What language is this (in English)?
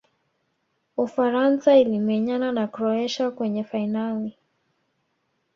Swahili